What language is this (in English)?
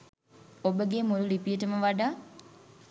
Sinhala